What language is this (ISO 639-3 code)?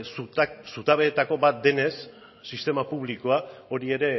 eus